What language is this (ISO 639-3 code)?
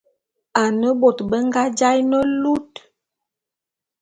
bum